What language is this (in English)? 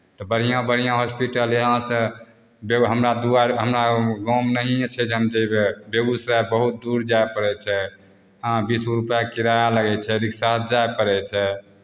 Maithili